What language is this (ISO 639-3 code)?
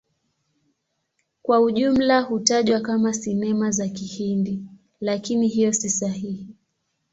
swa